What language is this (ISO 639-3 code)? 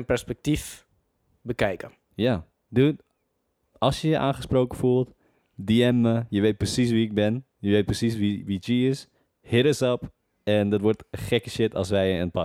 nld